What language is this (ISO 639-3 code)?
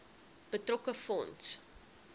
afr